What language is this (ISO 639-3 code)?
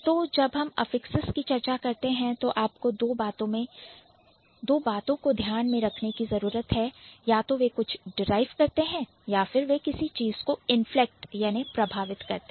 hin